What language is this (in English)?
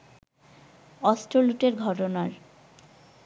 Bangla